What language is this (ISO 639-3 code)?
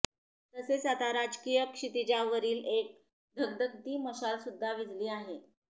mar